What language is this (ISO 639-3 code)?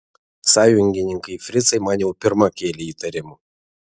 lit